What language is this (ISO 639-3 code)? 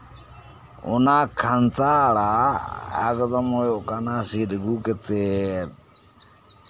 sat